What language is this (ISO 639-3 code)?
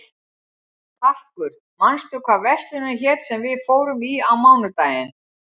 isl